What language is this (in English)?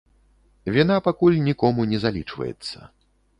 Belarusian